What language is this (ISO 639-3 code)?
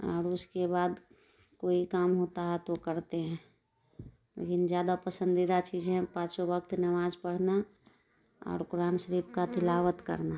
urd